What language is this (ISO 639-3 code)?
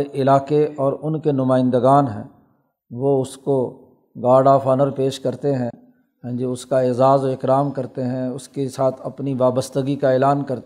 urd